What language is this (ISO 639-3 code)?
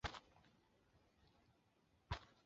zho